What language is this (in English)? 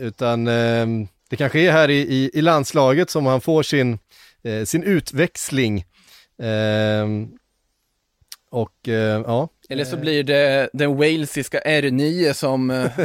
Swedish